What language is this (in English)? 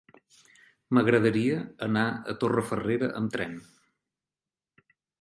Catalan